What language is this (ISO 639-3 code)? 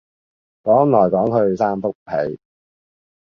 yue